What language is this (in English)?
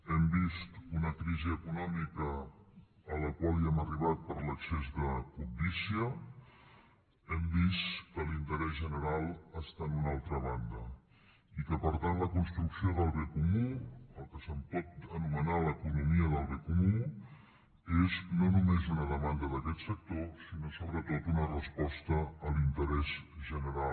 Catalan